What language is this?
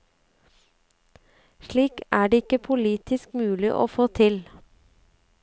Norwegian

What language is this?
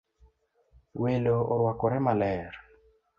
Luo (Kenya and Tanzania)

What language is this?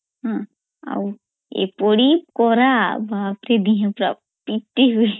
Odia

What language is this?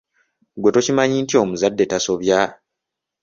Ganda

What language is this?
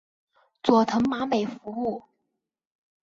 Chinese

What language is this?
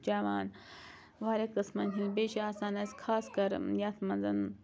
Kashmiri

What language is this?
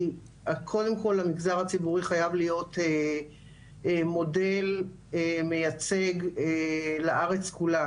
Hebrew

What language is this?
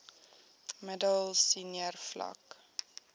Afrikaans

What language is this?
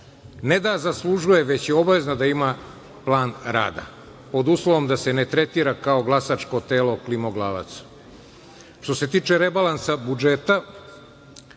Serbian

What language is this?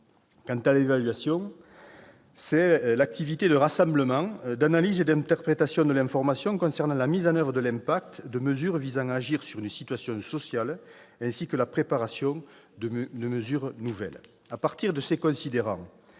French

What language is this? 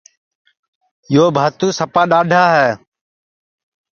Sansi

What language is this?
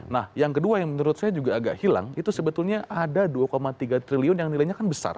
Indonesian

